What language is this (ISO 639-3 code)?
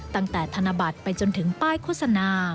tha